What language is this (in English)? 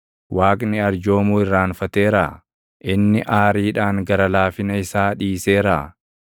Oromo